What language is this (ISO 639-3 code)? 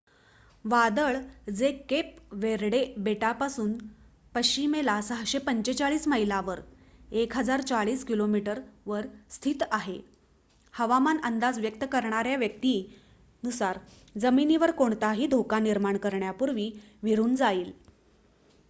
mar